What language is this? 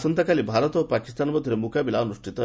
Odia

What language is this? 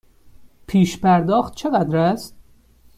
Persian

